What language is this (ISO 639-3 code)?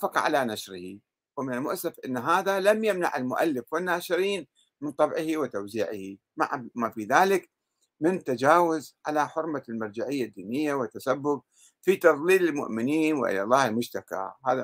ara